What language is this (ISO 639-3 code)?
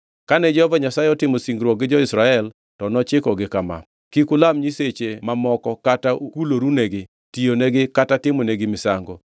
luo